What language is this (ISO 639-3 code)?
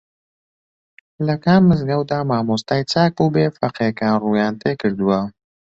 ckb